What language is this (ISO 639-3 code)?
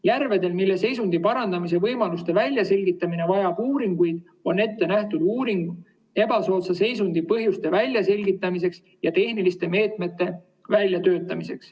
est